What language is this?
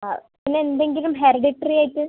Malayalam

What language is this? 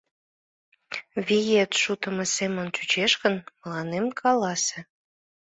Mari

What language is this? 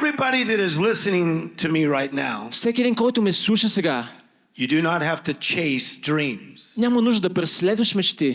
Bulgarian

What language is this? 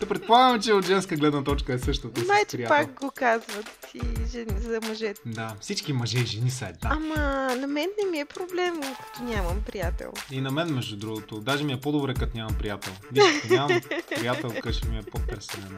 Bulgarian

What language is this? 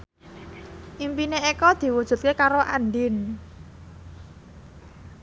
Javanese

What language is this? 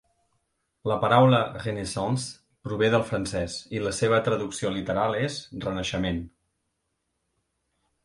Catalan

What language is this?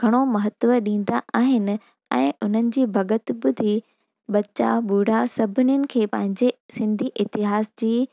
Sindhi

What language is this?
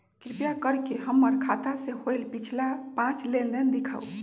Magahi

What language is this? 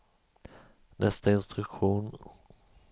Swedish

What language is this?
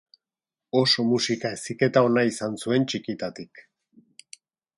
Basque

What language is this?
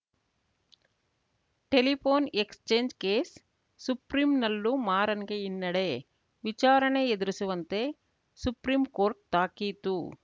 Kannada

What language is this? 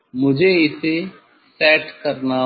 Hindi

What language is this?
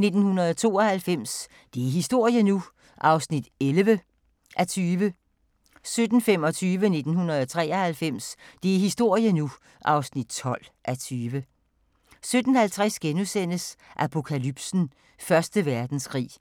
Danish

